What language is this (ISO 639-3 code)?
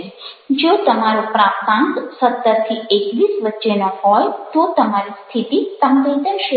guj